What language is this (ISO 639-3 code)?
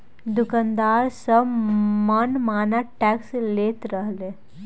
bho